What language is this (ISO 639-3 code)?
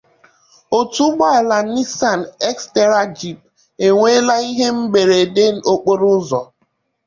ibo